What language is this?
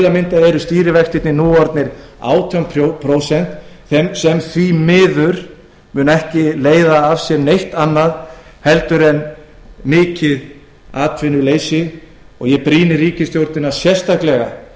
Icelandic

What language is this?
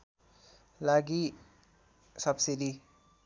Nepali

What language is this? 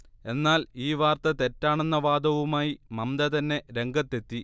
Malayalam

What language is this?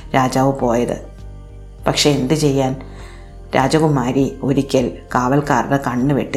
Malayalam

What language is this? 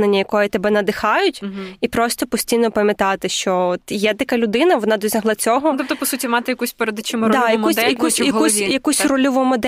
Ukrainian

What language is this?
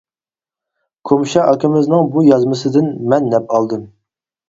Uyghur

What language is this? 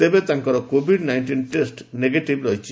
Odia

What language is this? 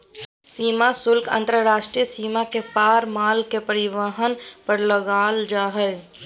Magahi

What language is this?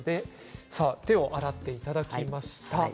Japanese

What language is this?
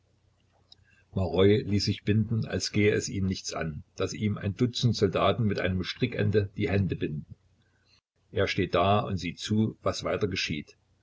German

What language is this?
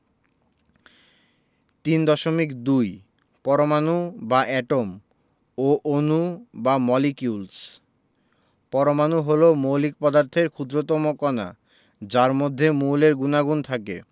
Bangla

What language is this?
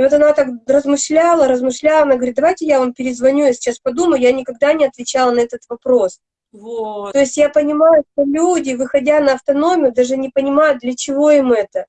Russian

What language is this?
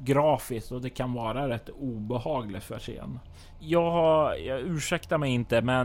Swedish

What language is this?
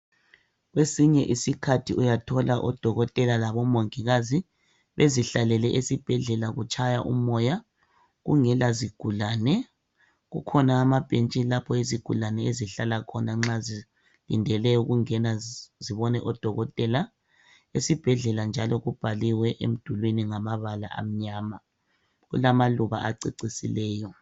North Ndebele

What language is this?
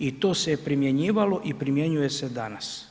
Croatian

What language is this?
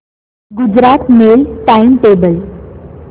Marathi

